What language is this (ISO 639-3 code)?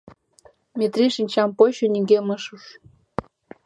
chm